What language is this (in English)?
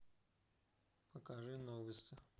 Russian